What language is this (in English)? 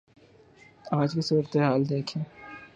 Urdu